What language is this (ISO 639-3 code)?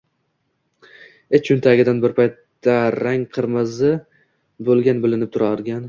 uzb